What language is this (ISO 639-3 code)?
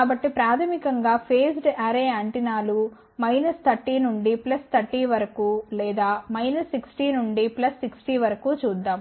tel